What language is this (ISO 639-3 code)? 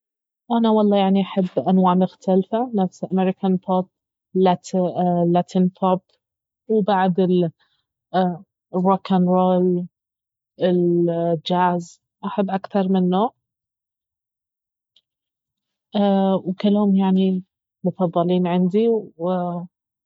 abv